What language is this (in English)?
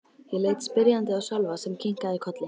Icelandic